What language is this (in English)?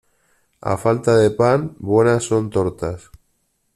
Spanish